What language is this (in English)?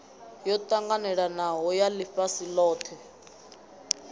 Venda